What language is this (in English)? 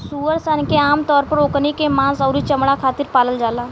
Bhojpuri